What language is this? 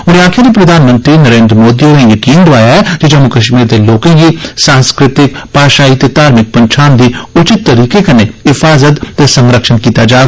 Dogri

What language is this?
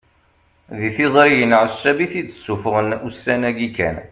Kabyle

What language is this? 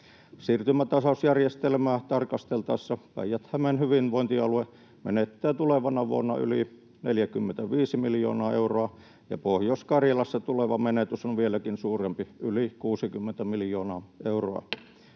Finnish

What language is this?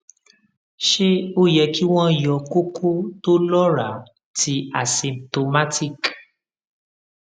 Yoruba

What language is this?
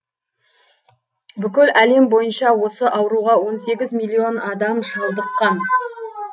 Kazakh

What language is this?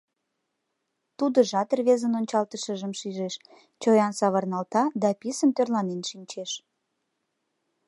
Mari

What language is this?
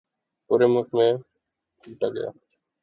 Urdu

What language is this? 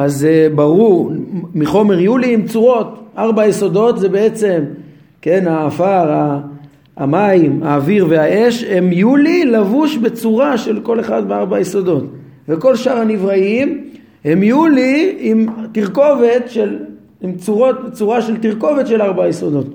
Hebrew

